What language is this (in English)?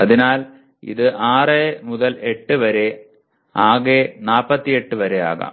Malayalam